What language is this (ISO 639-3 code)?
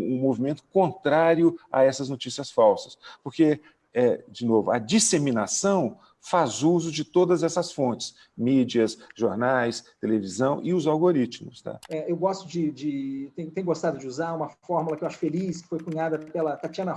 por